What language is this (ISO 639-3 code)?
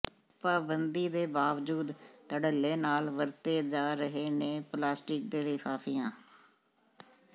pan